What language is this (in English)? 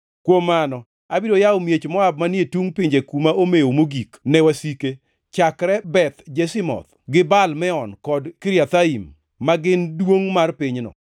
Luo (Kenya and Tanzania)